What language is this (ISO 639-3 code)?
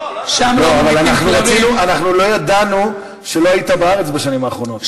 heb